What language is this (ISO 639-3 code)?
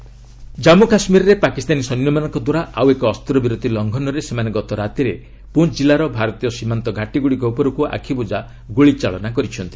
ori